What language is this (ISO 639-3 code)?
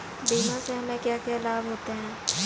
hin